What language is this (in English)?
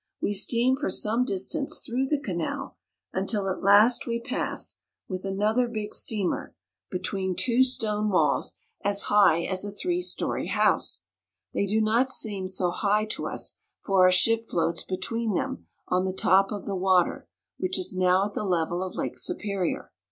English